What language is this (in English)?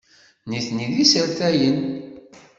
Kabyle